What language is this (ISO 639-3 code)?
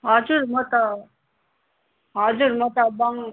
nep